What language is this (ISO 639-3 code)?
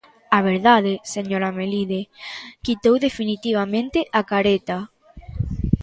glg